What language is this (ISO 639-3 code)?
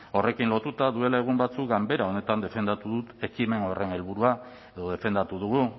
eus